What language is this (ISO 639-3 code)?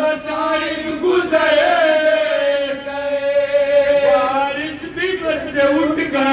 ara